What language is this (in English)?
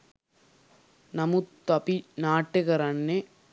Sinhala